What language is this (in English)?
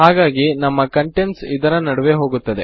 Kannada